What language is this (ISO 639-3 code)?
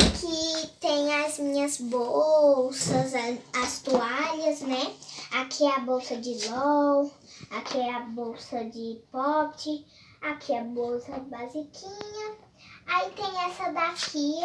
por